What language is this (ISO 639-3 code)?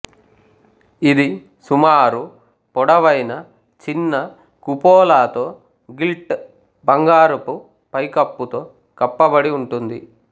tel